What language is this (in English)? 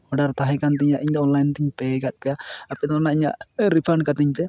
Santali